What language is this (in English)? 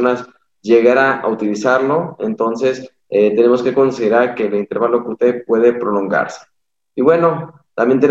Spanish